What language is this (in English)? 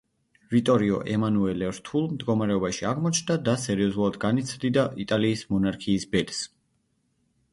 Georgian